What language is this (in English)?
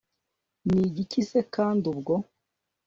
Kinyarwanda